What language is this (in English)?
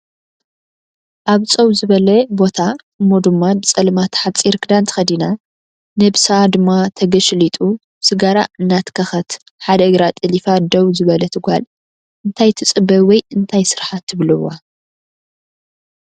Tigrinya